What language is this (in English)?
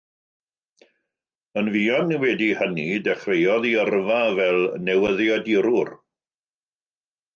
Welsh